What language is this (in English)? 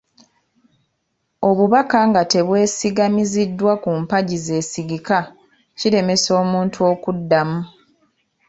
Ganda